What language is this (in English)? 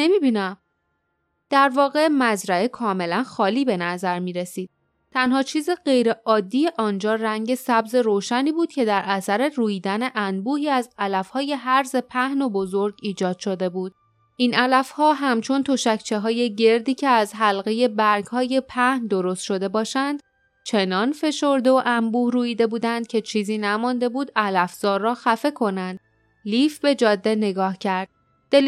Persian